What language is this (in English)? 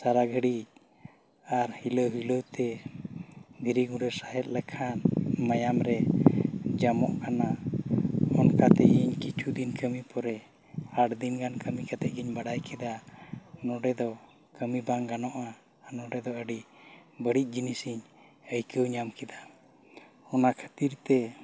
Santali